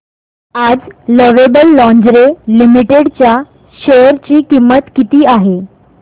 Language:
Marathi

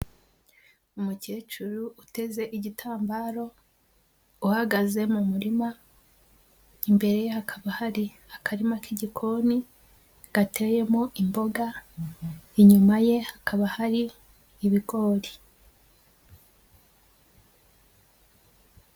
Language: Kinyarwanda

